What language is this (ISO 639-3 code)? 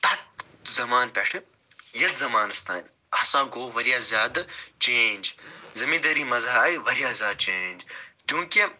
kas